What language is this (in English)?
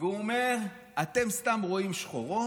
Hebrew